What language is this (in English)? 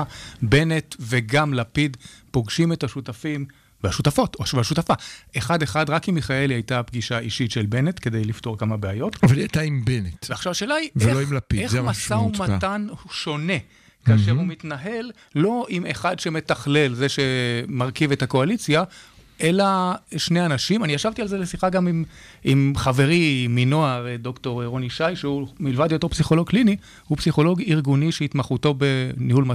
Hebrew